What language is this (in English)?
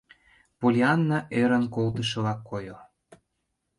Mari